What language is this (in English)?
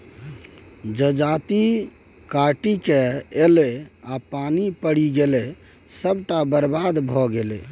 Maithili